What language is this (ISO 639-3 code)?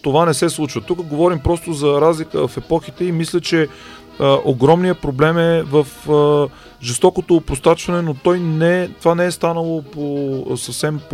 bul